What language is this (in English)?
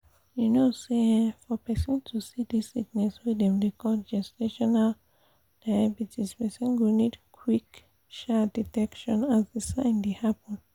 Nigerian Pidgin